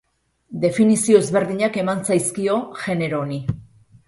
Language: Basque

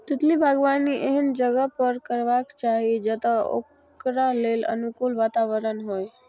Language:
Maithili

